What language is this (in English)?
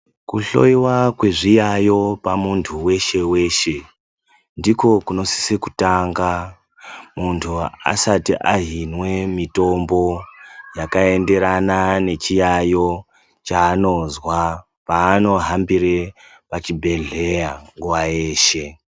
Ndau